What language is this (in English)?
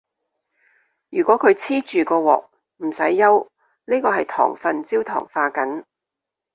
Cantonese